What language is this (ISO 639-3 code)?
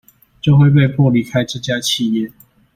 zho